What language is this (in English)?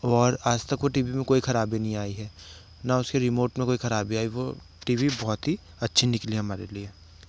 Hindi